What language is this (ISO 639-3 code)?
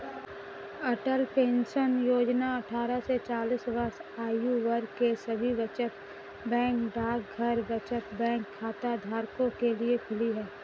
hin